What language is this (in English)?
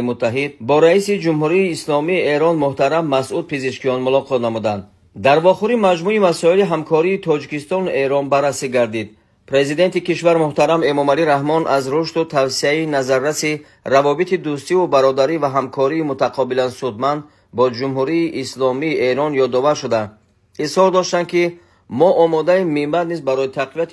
Persian